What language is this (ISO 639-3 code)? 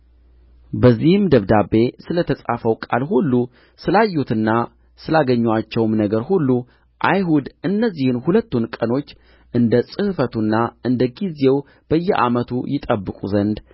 amh